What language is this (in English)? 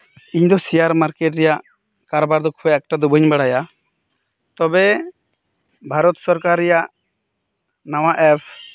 Santali